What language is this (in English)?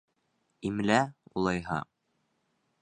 Bashkir